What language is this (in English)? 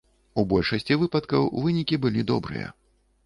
Belarusian